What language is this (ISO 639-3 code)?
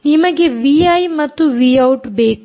kan